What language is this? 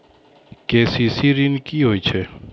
Maithili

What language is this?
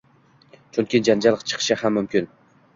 Uzbek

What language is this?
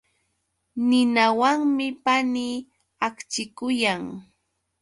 Yauyos Quechua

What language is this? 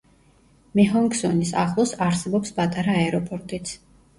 Georgian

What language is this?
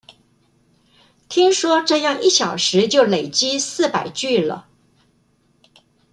Chinese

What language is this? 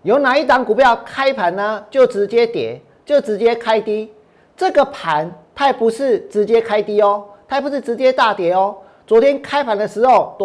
Chinese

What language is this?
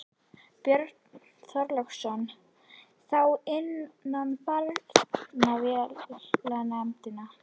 Icelandic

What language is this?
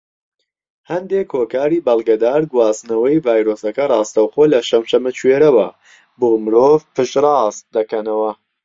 Central Kurdish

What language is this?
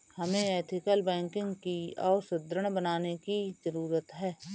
Hindi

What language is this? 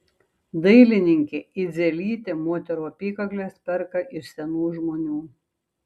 Lithuanian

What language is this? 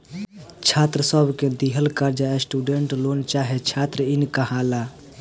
Bhojpuri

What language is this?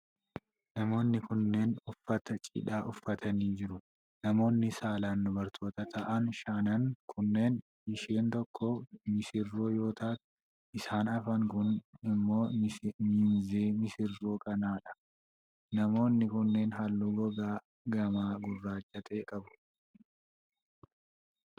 Oromo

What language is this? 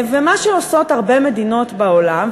Hebrew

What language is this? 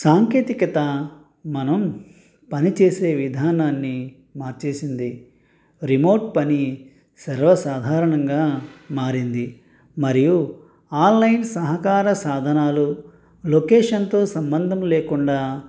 Telugu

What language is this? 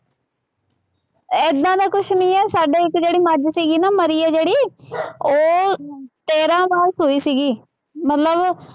Punjabi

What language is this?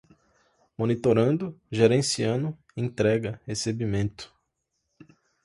Portuguese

